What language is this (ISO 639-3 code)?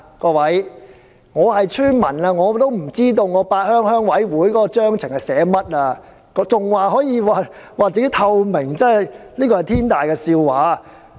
yue